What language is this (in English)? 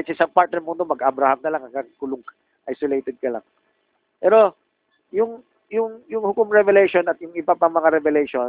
Filipino